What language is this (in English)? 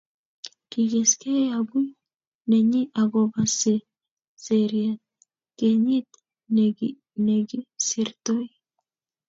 Kalenjin